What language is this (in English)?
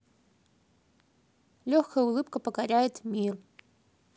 Russian